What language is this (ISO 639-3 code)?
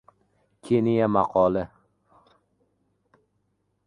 uzb